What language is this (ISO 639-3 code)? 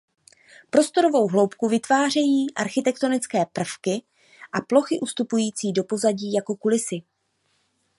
ces